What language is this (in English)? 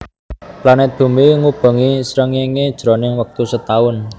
Javanese